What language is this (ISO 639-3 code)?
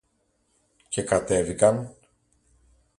ell